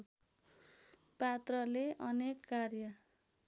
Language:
Nepali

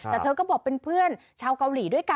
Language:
Thai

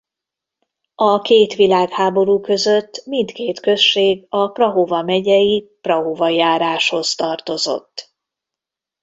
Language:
Hungarian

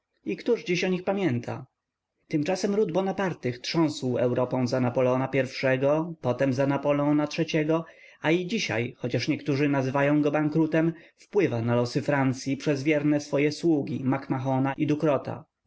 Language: Polish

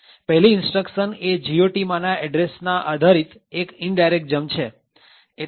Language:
Gujarati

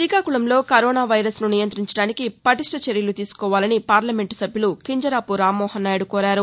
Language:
Telugu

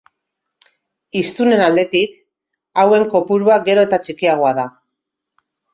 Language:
Basque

